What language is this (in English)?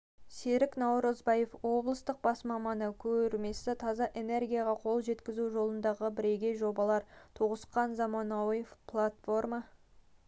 Kazakh